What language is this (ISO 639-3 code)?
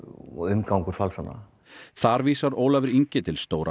isl